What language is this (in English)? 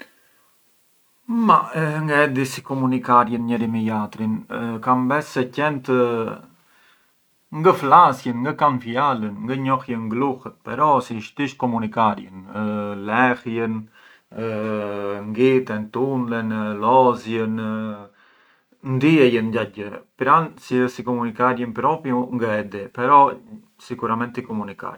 Arbëreshë Albanian